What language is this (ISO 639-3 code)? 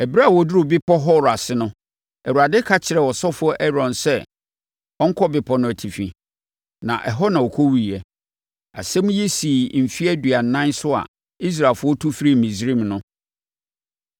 aka